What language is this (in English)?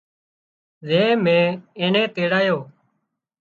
Wadiyara Koli